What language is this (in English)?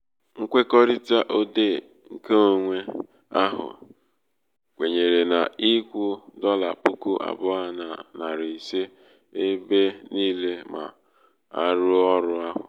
Igbo